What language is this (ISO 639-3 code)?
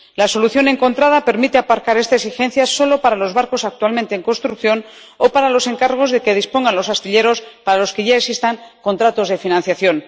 spa